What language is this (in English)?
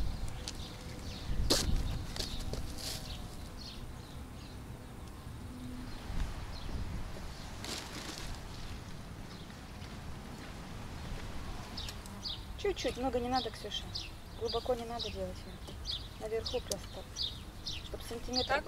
Russian